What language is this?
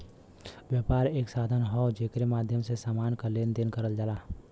Bhojpuri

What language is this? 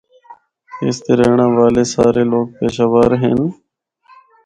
Northern Hindko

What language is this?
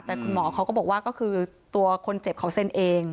Thai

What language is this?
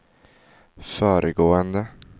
Swedish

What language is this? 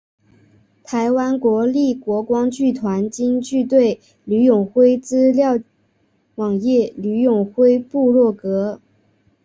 Chinese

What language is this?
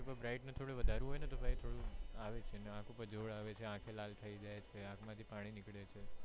Gujarati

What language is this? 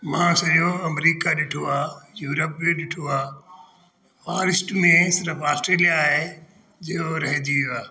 Sindhi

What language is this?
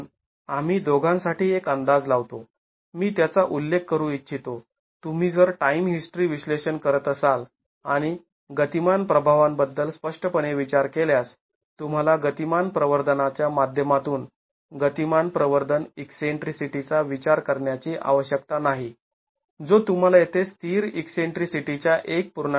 Marathi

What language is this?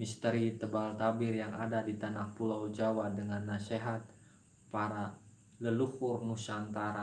Indonesian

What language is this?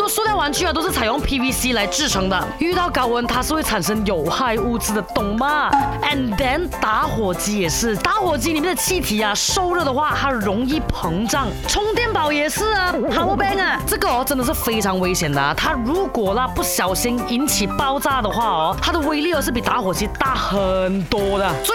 Chinese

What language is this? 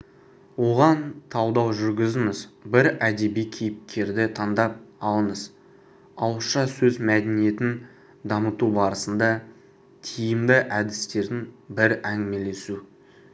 Kazakh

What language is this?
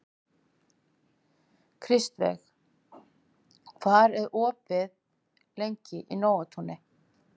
Icelandic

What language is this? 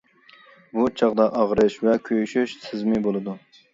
Uyghur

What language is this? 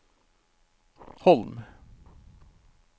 Norwegian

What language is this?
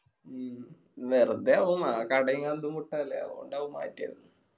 Malayalam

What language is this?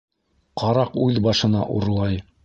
Bashkir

